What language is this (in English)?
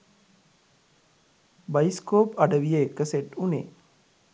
Sinhala